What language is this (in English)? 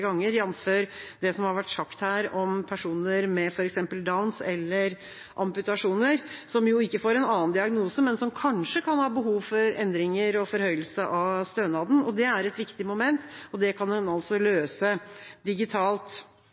Norwegian Bokmål